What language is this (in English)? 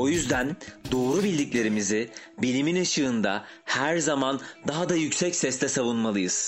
Turkish